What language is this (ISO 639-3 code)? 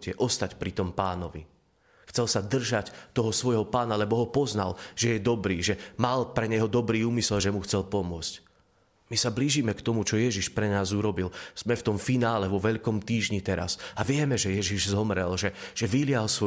slk